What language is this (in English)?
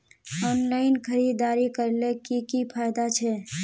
Magahi